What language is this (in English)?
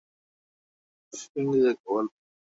Bangla